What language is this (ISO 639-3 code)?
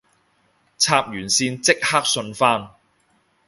yue